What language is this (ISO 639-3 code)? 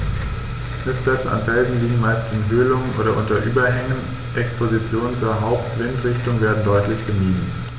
deu